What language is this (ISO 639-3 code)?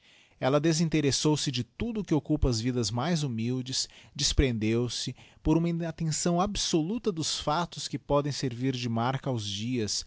por